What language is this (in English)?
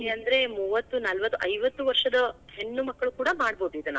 Kannada